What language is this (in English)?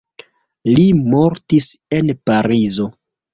Esperanto